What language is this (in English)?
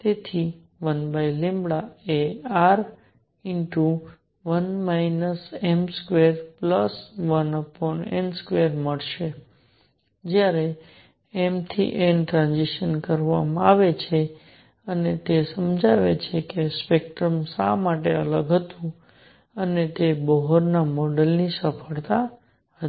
Gujarati